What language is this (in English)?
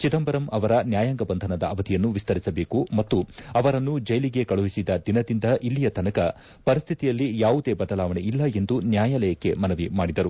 Kannada